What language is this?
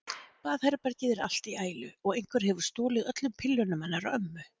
Icelandic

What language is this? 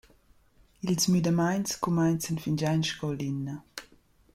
Romansh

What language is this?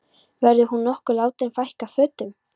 Icelandic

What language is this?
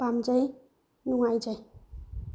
Manipuri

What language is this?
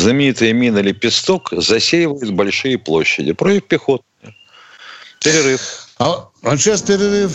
Russian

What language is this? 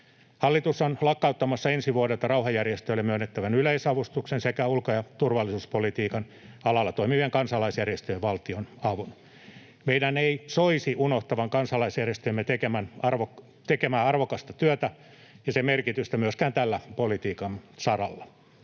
Finnish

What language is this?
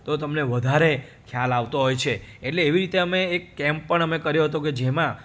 Gujarati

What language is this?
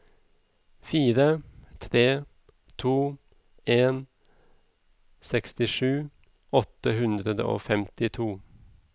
Norwegian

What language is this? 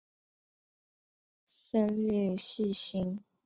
Chinese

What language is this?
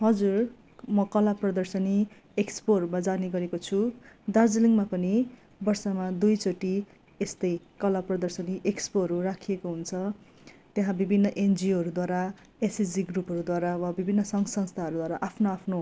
Nepali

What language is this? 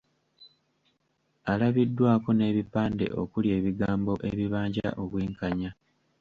Ganda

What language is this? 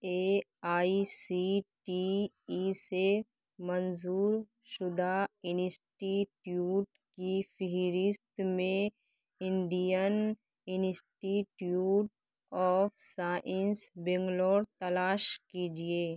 Urdu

